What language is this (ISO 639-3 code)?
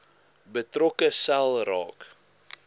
afr